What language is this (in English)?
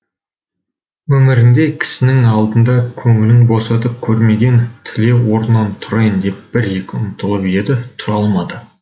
Kazakh